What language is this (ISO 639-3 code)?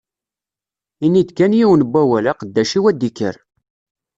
kab